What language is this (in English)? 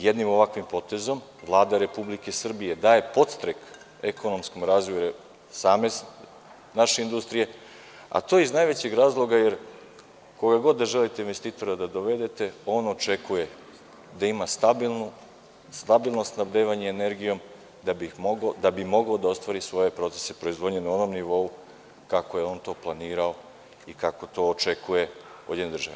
Serbian